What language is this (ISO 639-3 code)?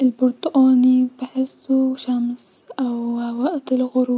arz